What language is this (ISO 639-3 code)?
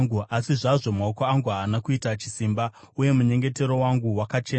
sna